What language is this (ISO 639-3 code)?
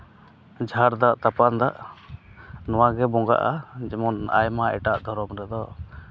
sat